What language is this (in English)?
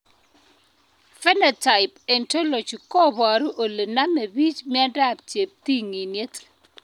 Kalenjin